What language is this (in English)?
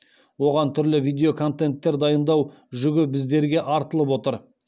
Kazakh